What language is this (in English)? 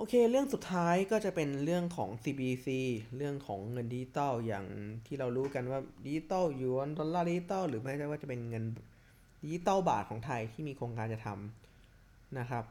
Thai